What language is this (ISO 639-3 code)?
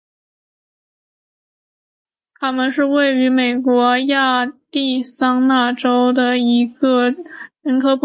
zho